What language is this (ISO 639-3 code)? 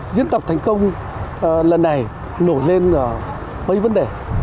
vie